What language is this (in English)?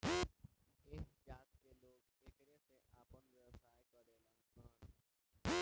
Bhojpuri